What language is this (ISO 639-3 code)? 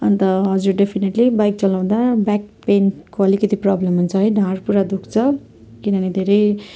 nep